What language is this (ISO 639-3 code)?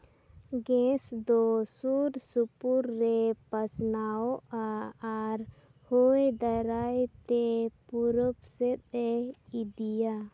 sat